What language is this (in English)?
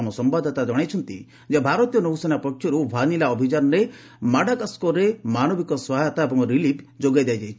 Odia